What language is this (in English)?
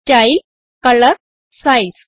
Malayalam